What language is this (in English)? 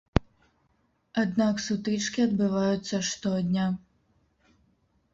Belarusian